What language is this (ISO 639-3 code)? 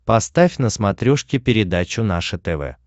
rus